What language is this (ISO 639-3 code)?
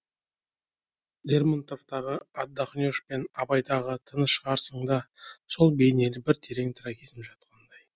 kaz